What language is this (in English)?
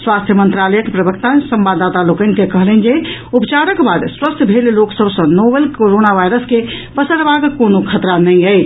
Maithili